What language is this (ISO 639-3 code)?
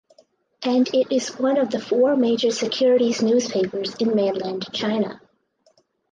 eng